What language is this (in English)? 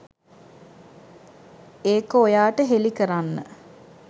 Sinhala